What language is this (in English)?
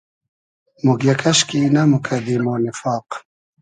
Hazaragi